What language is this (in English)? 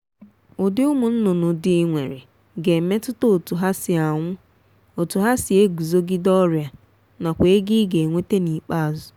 Igbo